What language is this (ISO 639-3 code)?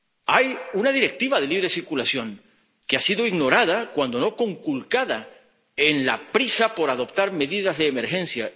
spa